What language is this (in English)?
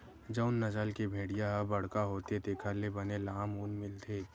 Chhattisgarhi